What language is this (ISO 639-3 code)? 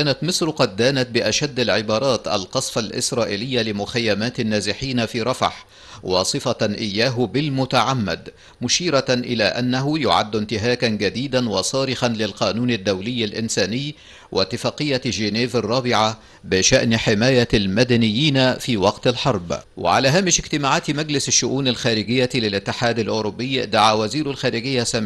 ara